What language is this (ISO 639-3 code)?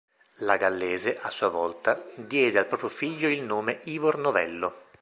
ita